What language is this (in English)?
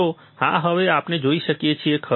Gujarati